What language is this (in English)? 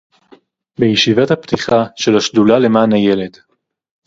Hebrew